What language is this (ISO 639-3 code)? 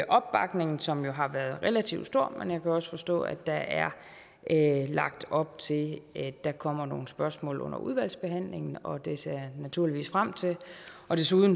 dan